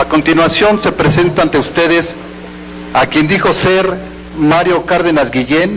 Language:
Spanish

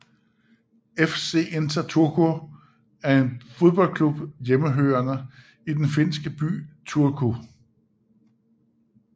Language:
Danish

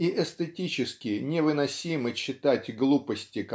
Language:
Russian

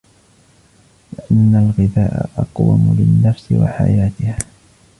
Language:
Arabic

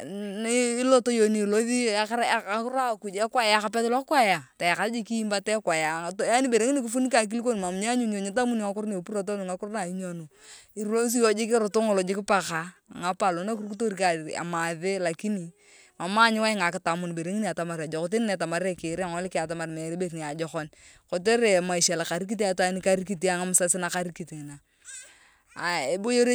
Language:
Turkana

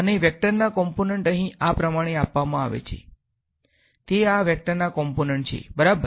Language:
Gujarati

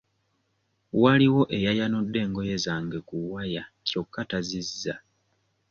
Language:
Ganda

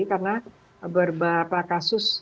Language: Indonesian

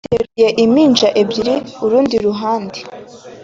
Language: Kinyarwanda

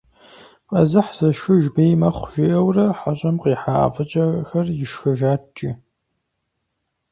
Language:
Kabardian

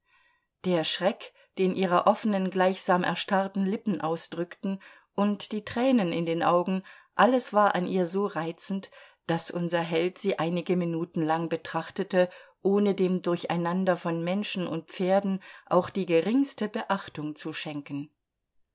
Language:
German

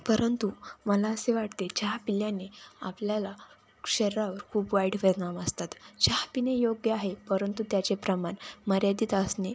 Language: Marathi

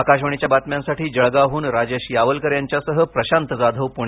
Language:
Marathi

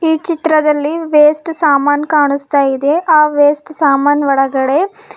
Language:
Kannada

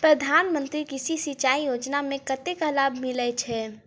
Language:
Maithili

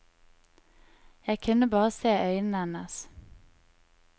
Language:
Norwegian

